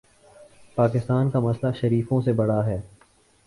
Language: Urdu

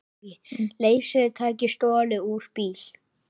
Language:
Icelandic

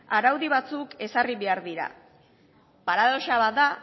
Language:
Basque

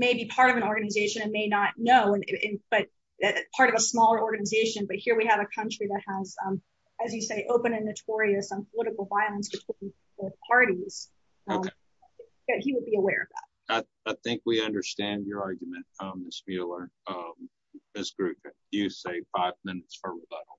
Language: English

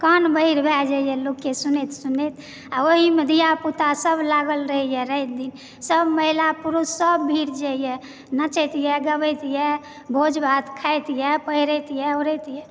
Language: Maithili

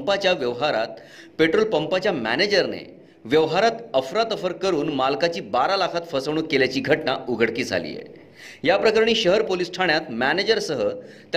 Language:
Marathi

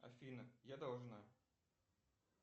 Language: Russian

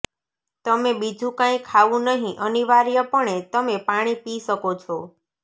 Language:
Gujarati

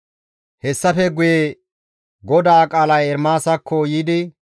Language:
Gamo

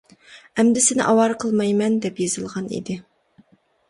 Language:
Uyghur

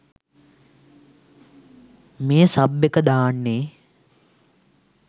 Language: Sinhala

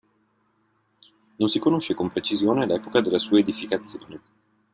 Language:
Italian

